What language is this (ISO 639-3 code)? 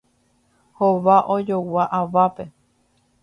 grn